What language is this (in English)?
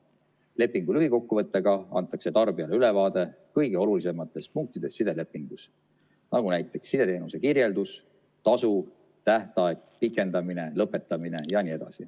Estonian